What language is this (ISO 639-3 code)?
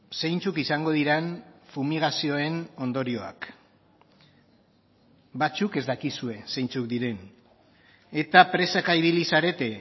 eus